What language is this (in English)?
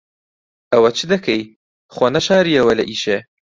Central Kurdish